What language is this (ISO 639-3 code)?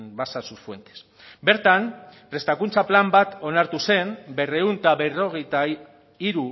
eus